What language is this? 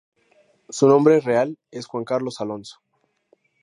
Spanish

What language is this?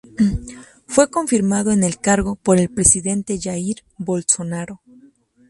Spanish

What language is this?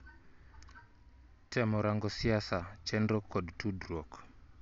Luo (Kenya and Tanzania)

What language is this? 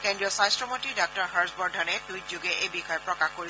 Assamese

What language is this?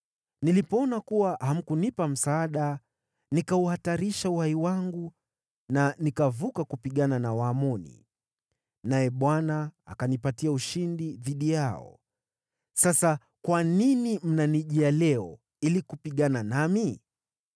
Swahili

